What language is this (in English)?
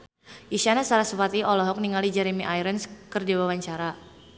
Sundanese